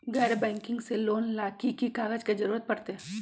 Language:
Magahi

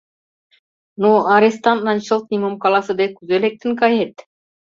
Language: Mari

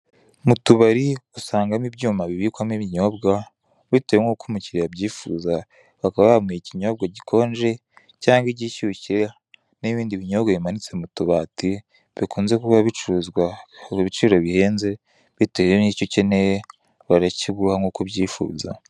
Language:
Kinyarwanda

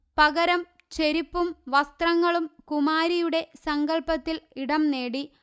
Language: Malayalam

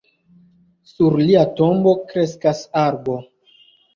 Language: Esperanto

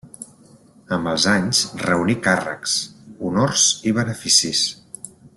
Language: Catalan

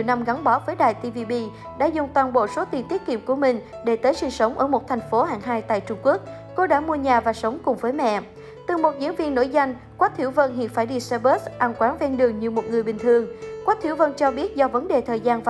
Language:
Vietnamese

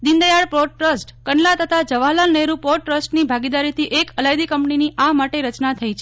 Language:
Gujarati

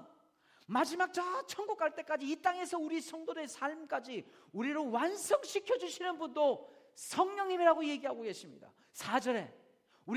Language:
Korean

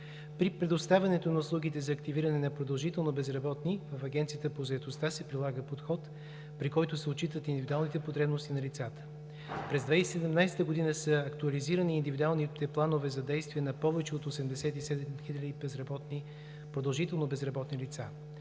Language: Bulgarian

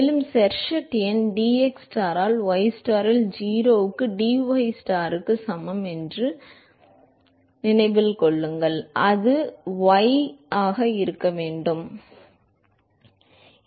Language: Tamil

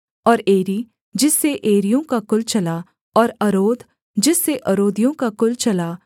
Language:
Hindi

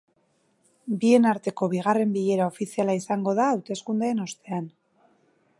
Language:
Basque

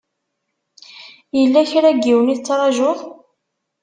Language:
Kabyle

